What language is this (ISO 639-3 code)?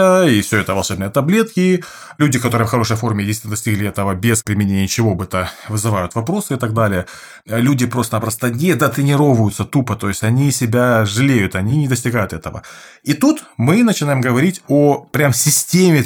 rus